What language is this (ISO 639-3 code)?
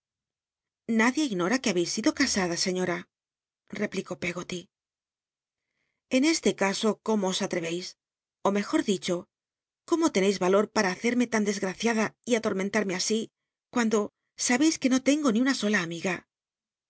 spa